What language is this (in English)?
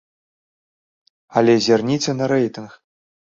Belarusian